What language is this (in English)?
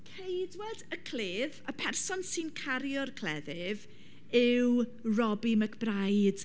Welsh